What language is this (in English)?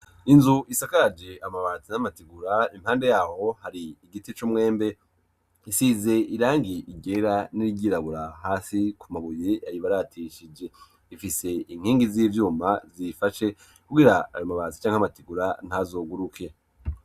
Rundi